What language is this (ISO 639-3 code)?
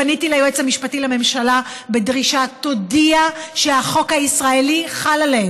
heb